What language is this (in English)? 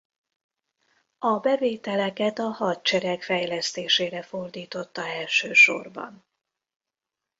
Hungarian